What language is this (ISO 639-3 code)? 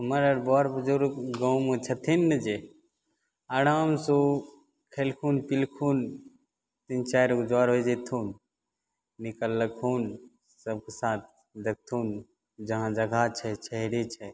mai